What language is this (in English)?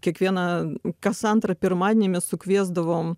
Lithuanian